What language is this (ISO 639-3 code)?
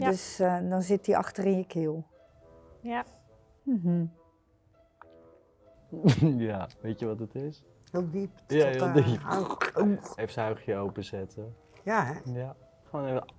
nld